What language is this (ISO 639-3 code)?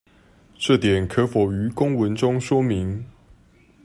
zho